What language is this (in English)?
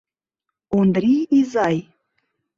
Mari